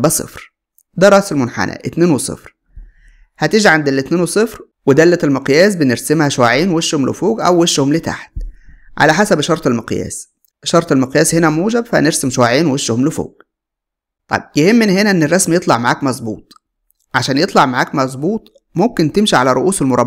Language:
Arabic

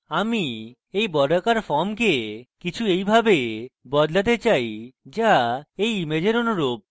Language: Bangla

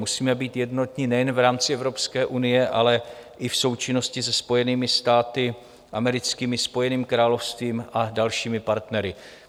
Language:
Czech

